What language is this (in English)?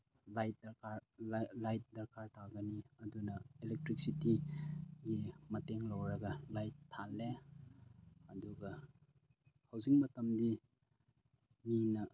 Manipuri